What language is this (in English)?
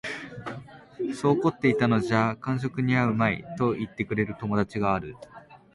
Japanese